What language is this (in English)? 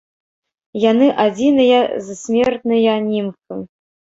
Belarusian